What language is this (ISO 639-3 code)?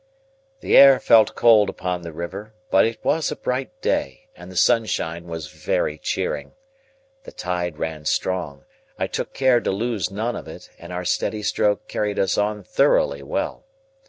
eng